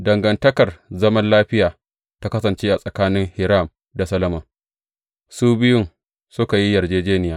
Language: Hausa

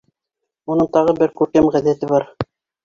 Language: Bashkir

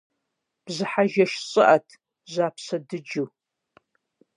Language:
Kabardian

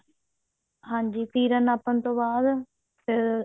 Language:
Punjabi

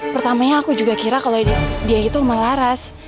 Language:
Indonesian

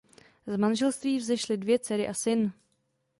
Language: Czech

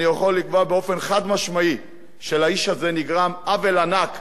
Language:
Hebrew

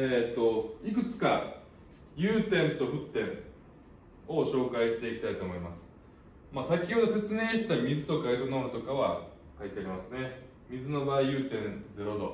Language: Japanese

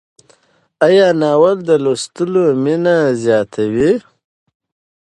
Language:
Pashto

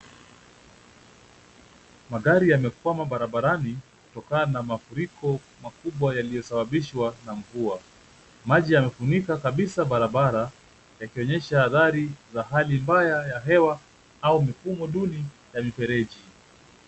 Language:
Swahili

